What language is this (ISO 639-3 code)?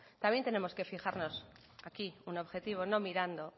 spa